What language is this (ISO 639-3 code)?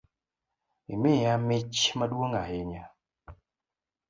luo